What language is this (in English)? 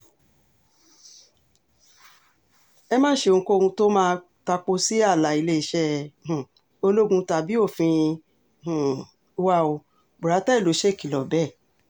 Yoruba